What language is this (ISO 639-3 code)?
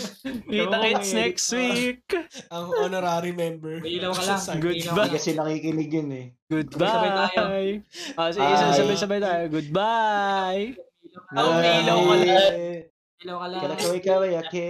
fil